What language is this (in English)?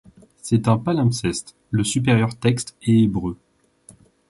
French